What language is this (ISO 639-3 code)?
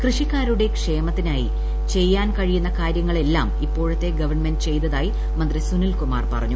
mal